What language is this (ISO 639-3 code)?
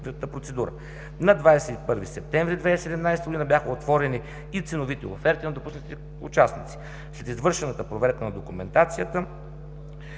bul